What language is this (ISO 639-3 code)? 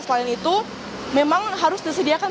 ind